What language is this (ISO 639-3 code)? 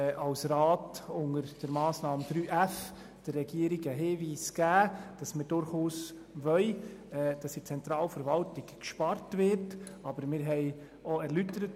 gsw